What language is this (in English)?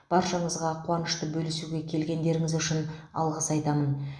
Kazakh